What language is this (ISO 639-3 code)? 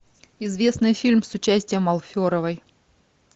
rus